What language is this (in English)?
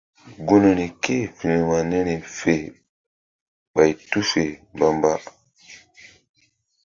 Mbum